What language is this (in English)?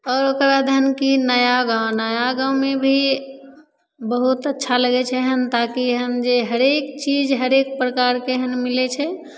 Maithili